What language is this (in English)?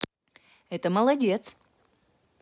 Russian